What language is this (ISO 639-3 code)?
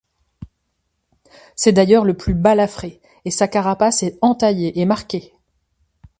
fra